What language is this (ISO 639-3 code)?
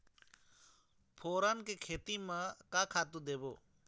hne